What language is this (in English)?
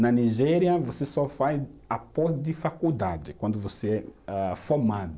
Portuguese